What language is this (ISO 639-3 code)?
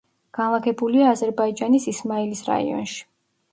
kat